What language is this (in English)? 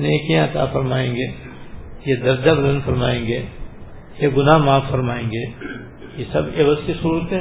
Urdu